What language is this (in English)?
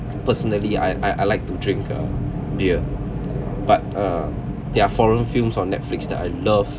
English